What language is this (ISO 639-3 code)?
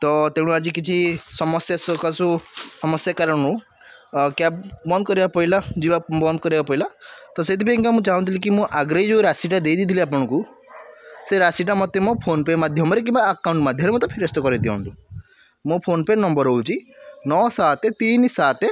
ori